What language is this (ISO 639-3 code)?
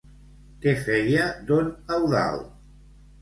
cat